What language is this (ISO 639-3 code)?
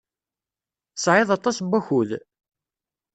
kab